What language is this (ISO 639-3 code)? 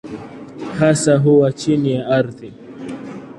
swa